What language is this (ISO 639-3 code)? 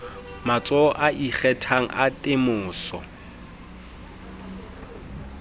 sot